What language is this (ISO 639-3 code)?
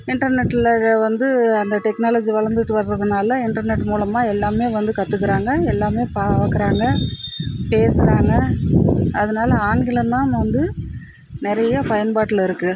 tam